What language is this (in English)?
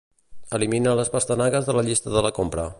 Catalan